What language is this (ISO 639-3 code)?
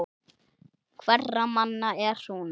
isl